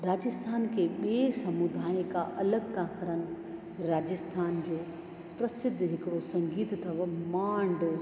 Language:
Sindhi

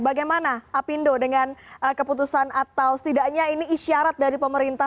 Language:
Indonesian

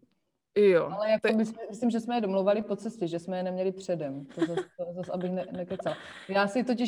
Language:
Czech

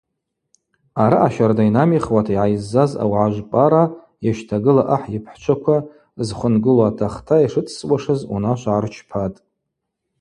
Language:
Abaza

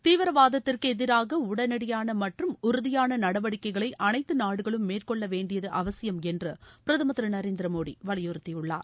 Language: Tamil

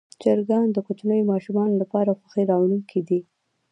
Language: Pashto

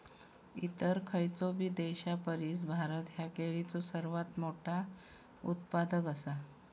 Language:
Marathi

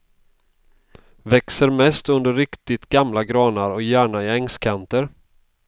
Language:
Swedish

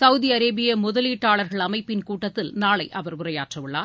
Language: Tamil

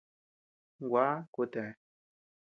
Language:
Tepeuxila Cuicatec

